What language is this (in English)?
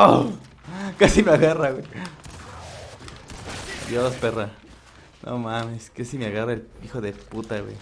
Spanish